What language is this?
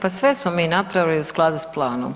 Croatian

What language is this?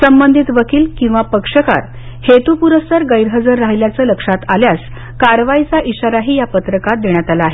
Marathi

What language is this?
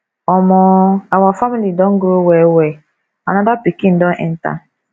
Nigerian Pidgin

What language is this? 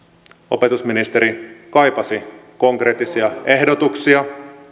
Finnish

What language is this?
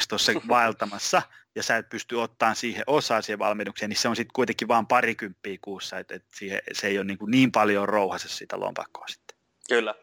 Finnish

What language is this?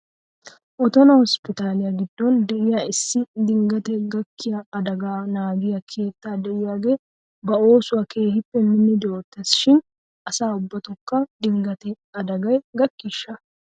Wolaytta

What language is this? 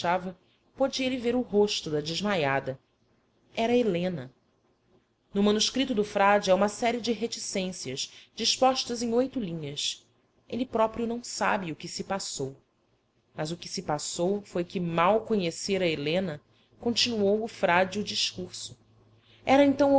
Portuguese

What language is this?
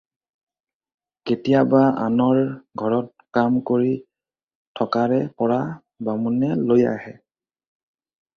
Assamese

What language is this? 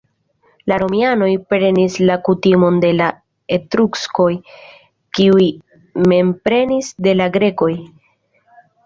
Esperanto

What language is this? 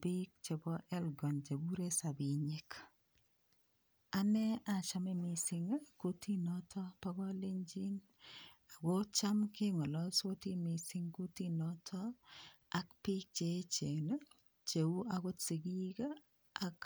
Kalenjin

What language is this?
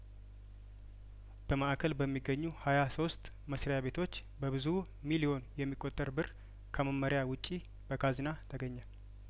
Amharic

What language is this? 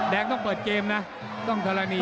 Thai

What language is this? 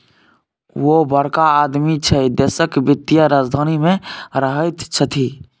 Maithili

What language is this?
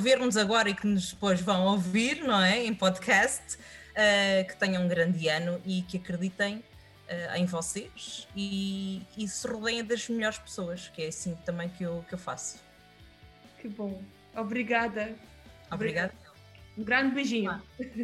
Portuguese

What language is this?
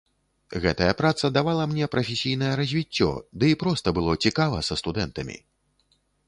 Belarusian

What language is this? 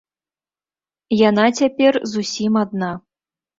Belarusian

